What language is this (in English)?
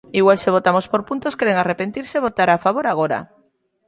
Galician